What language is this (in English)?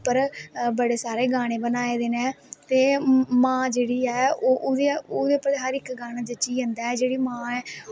Dogri